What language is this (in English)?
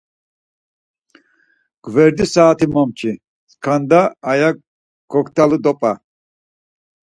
Laz